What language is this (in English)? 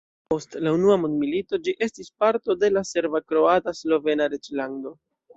Esperanto